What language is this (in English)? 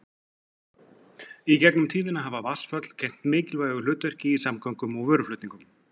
Icelandic